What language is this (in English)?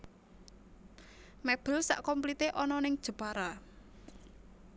Javanese